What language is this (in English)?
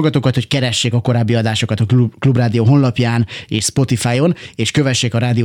Hungarian